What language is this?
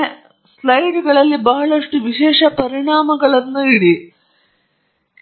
Kannada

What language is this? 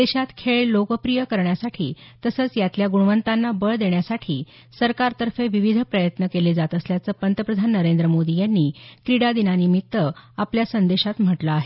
Marathi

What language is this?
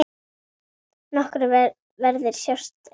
Icelandic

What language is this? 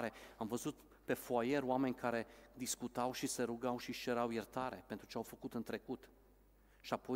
Romanian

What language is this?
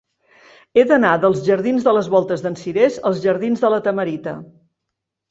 Catalan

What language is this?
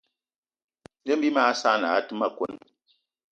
Eton (Cameroon)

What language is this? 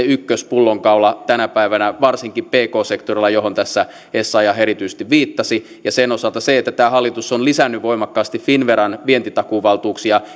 Finnish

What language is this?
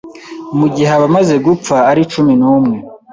Kinyarwanda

